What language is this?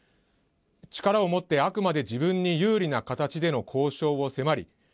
Japanese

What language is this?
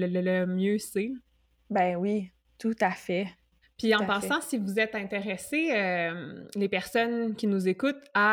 French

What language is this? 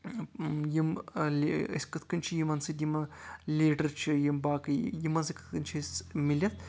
Kashmiri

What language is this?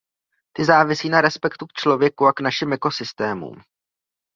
Czech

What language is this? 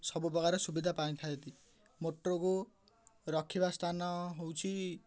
Odia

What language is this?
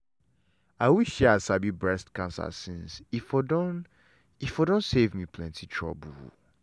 Nigerian Pidgin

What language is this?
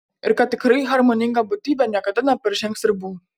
Lithuanian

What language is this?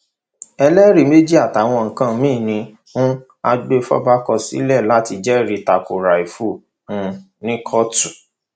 Yoruba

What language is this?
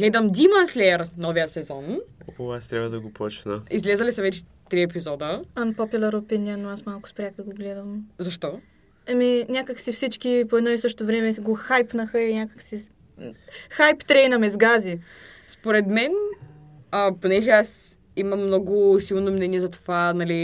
Bulgarian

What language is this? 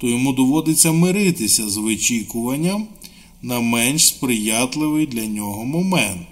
Ukrainian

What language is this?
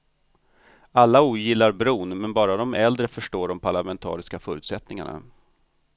Swedish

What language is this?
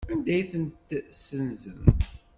Kabyle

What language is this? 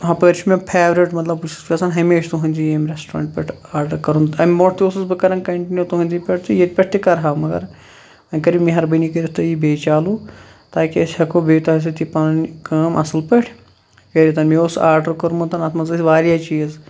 Kashmiri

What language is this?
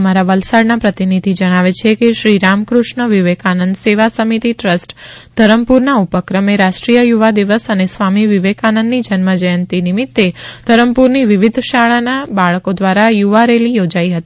Gujarati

